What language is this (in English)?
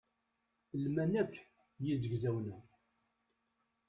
Kabyle